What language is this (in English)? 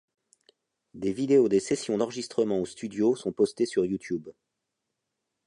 French